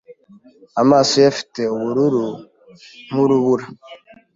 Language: Kinyarwanda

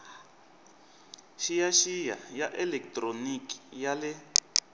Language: Tsonga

